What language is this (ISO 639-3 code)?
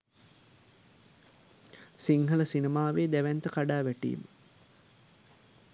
sin